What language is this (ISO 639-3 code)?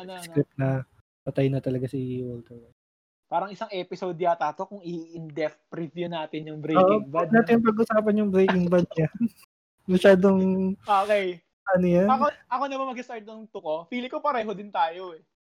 fil